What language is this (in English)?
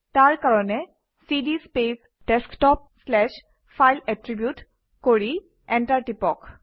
Assamese